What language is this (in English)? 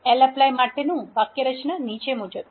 Gujarati